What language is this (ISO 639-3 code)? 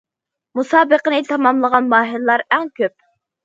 uig